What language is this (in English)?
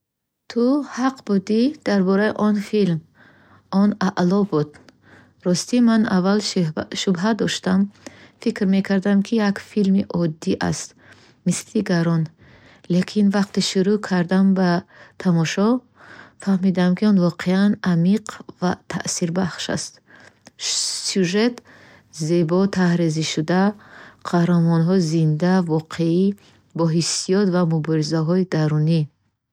Bukharic